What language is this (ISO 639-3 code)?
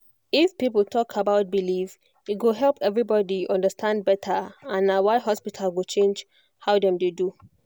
pcm